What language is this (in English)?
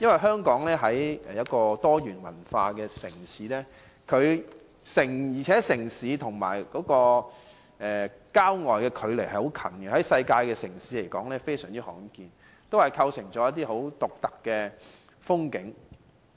Cantonese